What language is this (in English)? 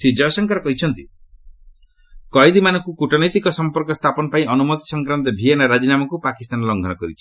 Odia